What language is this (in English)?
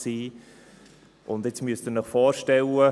Swiss German